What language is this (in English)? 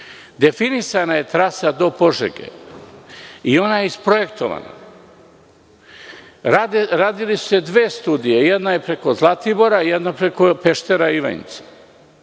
Serbian